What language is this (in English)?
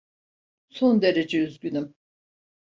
Turkish